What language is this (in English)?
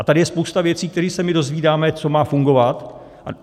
Czech